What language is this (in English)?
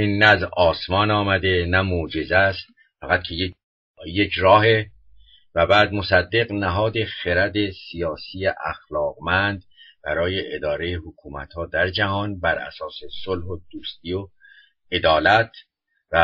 Persian